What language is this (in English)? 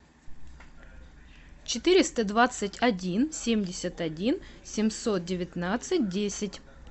Russian